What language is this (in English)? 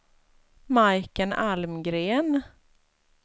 Swedish